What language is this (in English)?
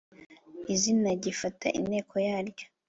Kinyarwanda